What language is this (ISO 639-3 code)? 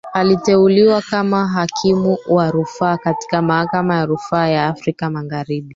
swa